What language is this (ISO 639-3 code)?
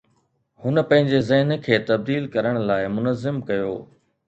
snd